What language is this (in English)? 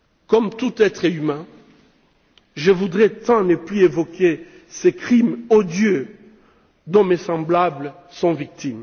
French